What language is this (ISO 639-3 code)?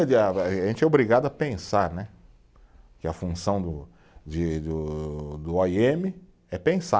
por